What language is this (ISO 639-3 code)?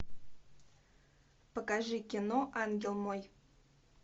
rus